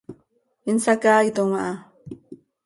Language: Seri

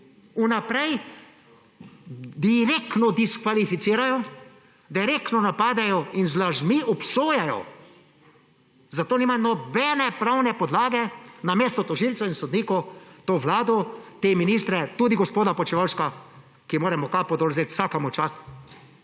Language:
Slovenian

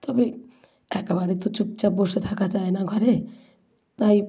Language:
Bangla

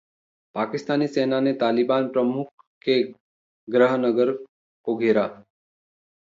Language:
Hindi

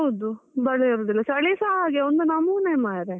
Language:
Kannada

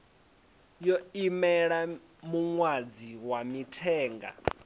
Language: Venda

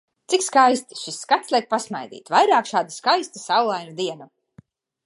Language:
Latvian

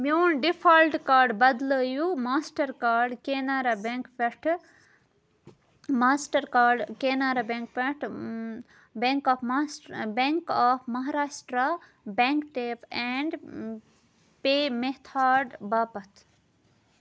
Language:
Kashmiri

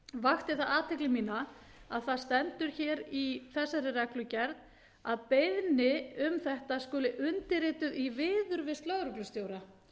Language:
Icelandic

